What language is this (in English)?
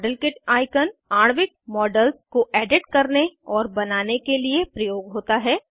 Hindi